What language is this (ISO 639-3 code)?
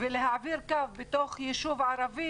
heb